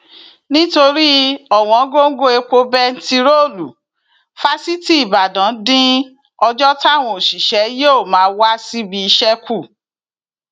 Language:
Yoruba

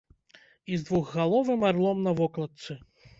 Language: Belarusian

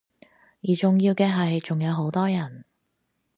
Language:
Cantonese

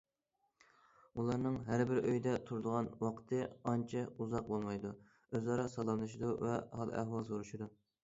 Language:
Uyghur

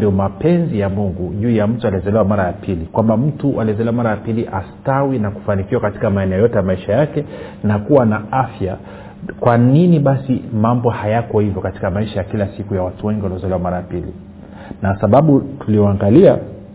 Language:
Swahili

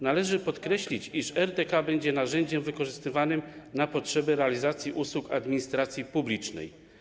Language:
Polish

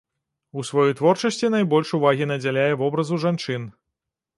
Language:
Belarusian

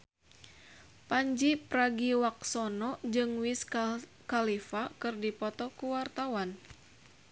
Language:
Sundanese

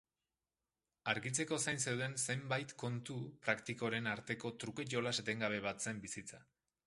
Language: Basque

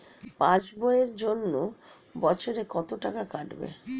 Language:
Bangla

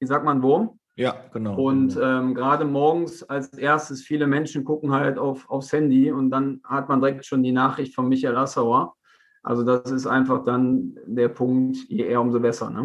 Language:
German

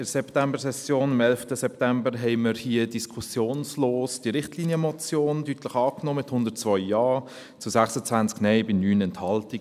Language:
Swiss German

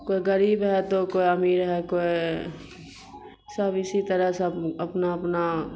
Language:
Urdu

